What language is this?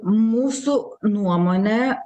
Lithuanian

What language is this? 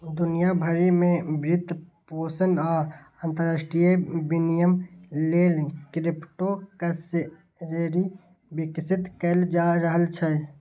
Maithili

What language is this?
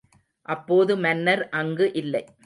Tamil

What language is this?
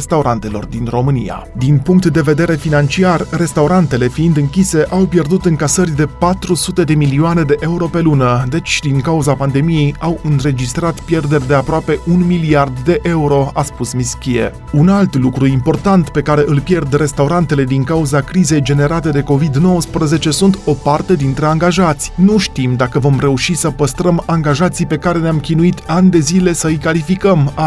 Romanian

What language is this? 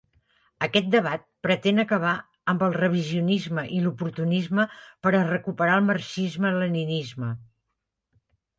Catalan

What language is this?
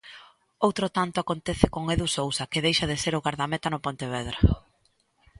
Galician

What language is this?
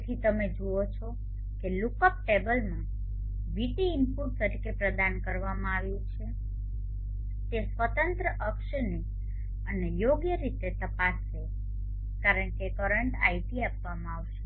Gujarati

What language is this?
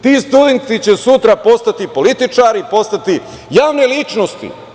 Serbian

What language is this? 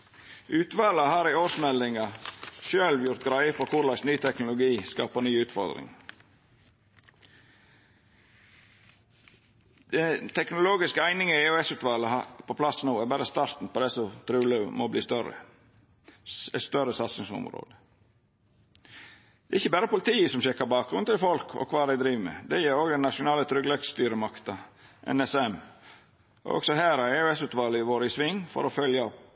Norwegian Nynorsk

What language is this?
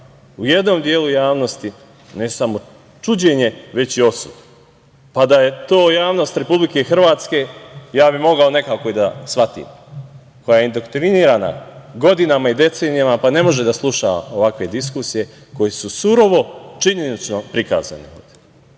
Serbian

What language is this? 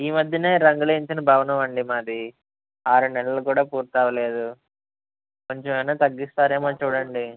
Telugu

